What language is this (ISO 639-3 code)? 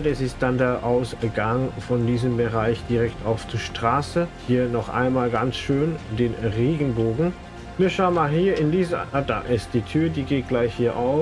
deu